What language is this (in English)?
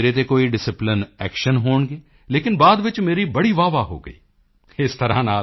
Punjabi